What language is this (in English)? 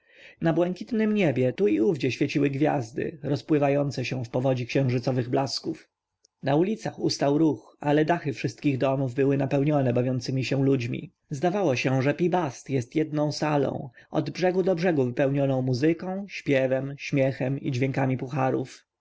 Polish